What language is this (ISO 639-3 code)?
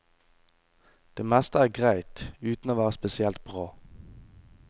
nor